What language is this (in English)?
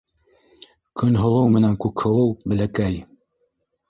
Bashkir